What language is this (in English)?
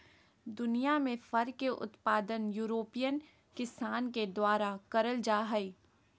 Magahi